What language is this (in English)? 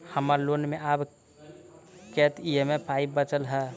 Maithili